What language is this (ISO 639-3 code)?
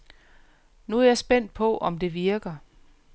dan